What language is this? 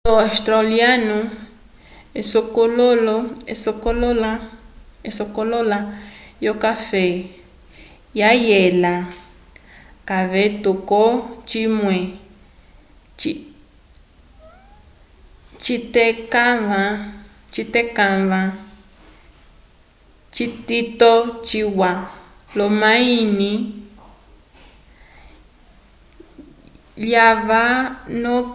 Umbundu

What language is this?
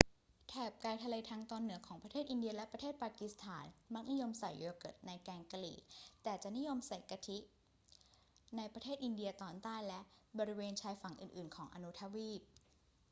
Thai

